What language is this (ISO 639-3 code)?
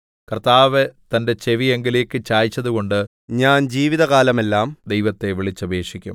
mal